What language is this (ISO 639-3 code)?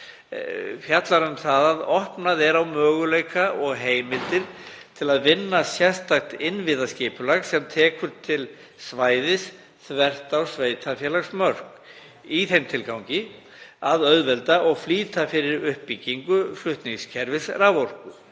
isl